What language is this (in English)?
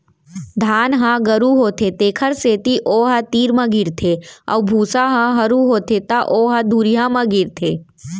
Chhattisgarhi